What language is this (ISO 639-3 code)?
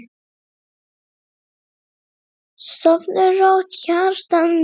isl